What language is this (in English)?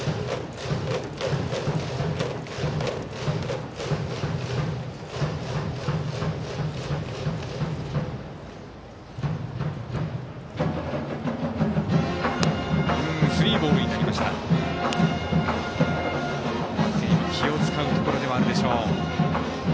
Japanese